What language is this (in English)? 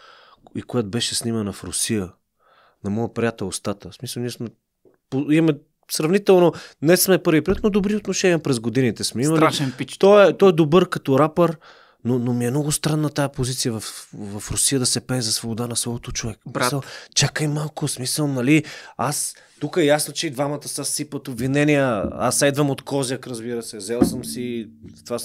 Bulgarian